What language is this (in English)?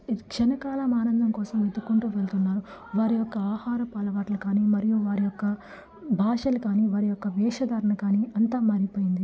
Telugu